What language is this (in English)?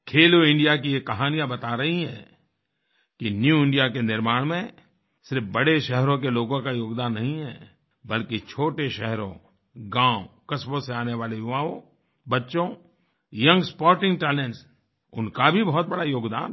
Hindi